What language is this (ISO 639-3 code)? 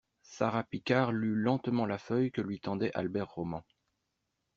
fra